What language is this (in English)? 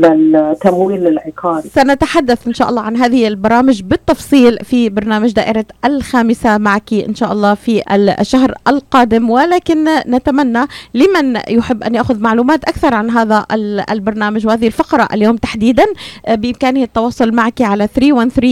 Arabic